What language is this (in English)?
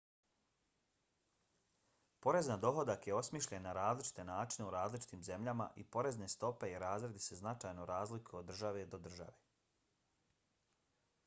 Bosnian